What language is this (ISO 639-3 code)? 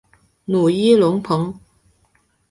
zho